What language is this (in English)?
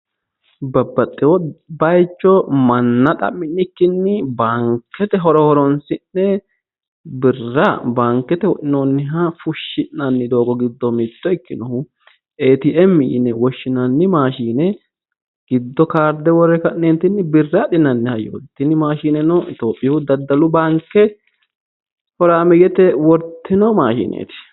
Sidamo